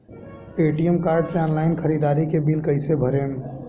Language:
Bhojpuri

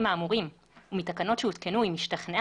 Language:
Hebrew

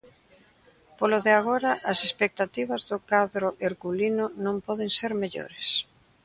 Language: Galician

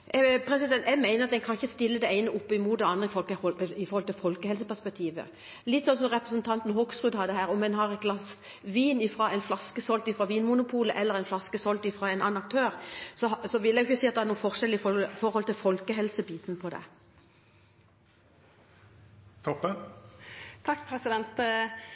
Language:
Norwegian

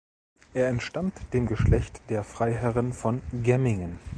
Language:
German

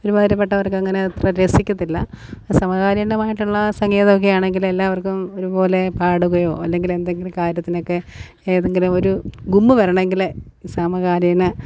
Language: Malayalam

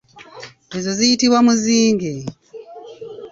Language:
Ganda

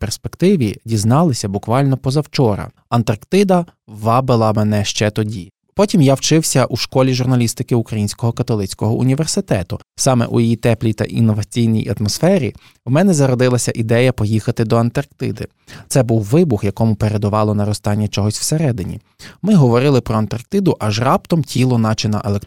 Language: Ukrainian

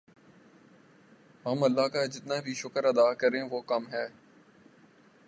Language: Urdu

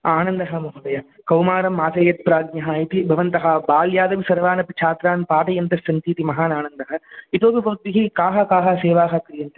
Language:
Sanskrit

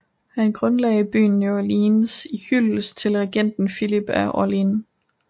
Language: Danish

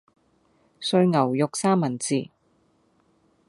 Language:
Cantonese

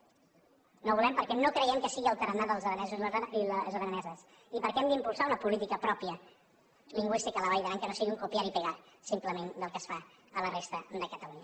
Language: Catalan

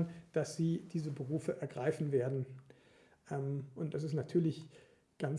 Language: German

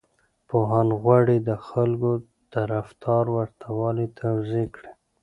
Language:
Pashto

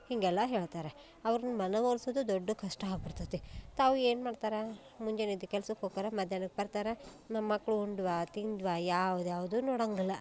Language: Kannada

